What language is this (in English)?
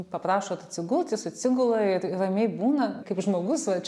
Lithuanian